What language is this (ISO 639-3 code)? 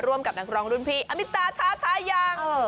tha